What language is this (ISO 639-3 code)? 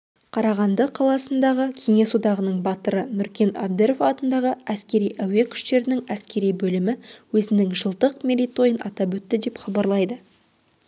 kaz